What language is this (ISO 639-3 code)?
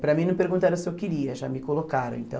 por